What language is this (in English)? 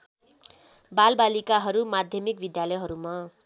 Nepali